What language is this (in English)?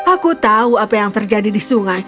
Indonesian